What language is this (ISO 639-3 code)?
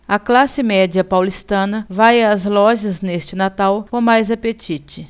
por